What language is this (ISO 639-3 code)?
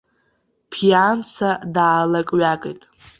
abk